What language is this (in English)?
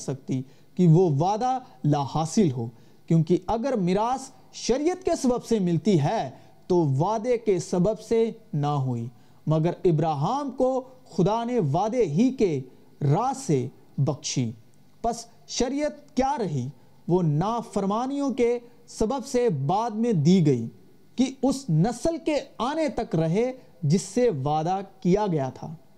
Urdu